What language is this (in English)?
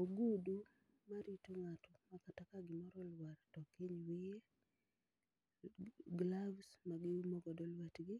Luo (Kenya and Tanzania)